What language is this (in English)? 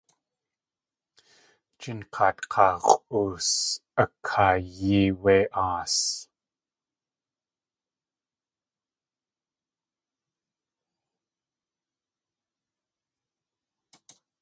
Tlingit